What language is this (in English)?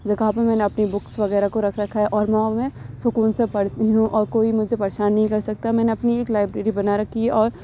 Urdu